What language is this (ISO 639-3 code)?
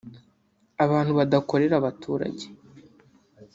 kin